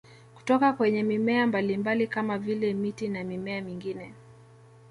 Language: Swahili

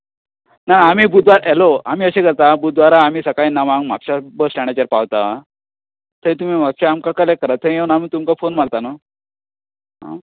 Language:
Konkani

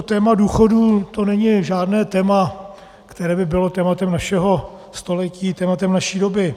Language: Czech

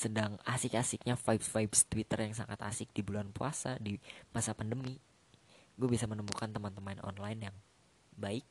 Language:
Indonesian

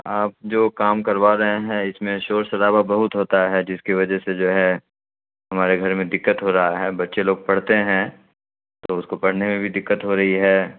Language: Urdu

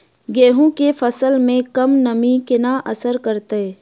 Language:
Maithili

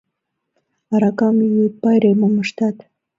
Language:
Mari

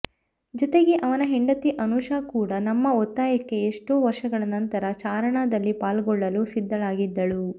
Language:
Kannada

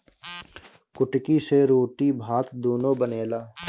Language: Bhojpuri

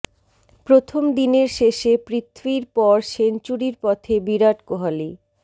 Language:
Bangla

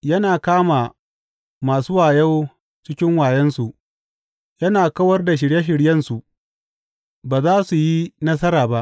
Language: Hausa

